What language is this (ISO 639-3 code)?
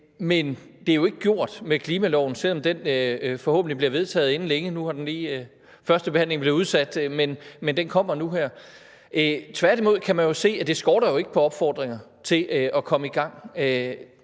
dan